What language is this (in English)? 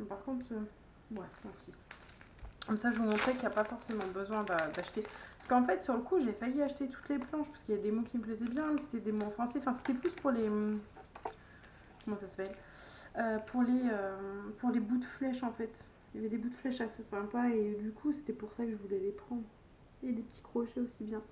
French